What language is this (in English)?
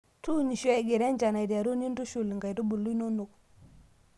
Masai